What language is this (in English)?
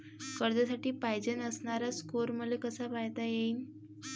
Marathi